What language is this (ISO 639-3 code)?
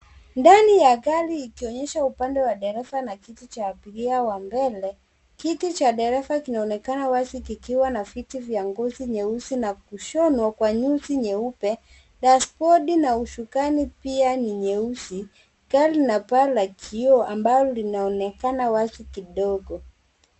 swa